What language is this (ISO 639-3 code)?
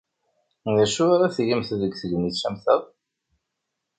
kab